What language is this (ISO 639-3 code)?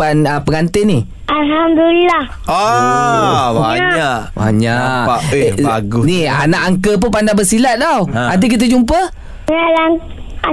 msa